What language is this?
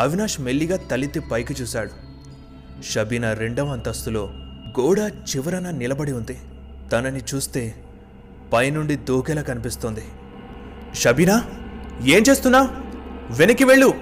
Telugu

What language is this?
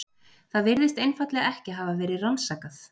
Icelandic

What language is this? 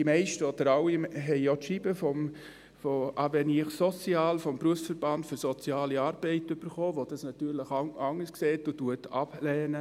Swiss German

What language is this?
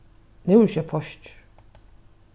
Faroese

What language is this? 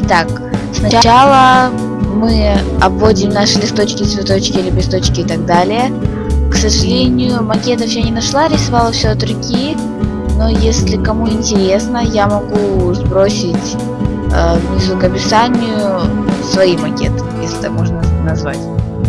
Russian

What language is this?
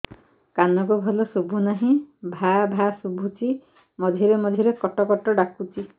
Odia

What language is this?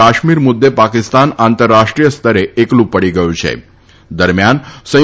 Gujarati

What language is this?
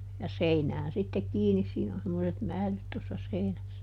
Finnish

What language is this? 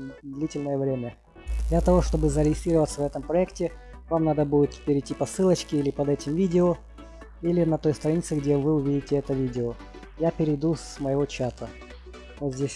Russian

